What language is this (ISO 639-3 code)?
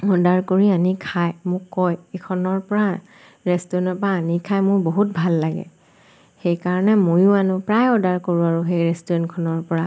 asm